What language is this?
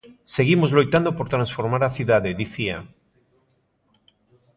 Galician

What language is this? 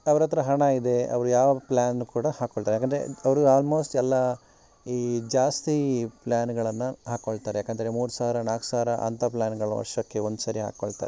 Kannada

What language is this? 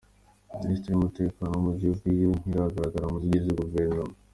Kinyarwanda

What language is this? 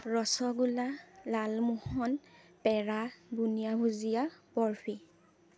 Assamese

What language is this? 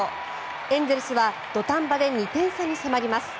Japanese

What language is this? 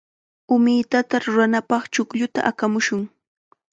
Chiquián Ancash Quechua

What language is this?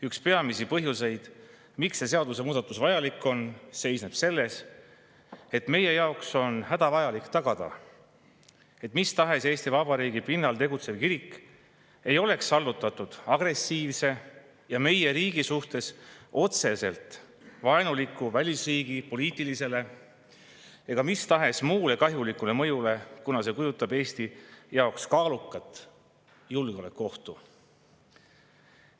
Estonian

